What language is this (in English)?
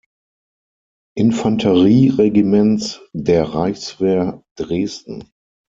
German